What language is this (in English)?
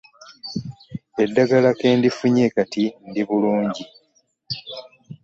Ganda